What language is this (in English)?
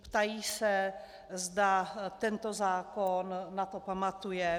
Czech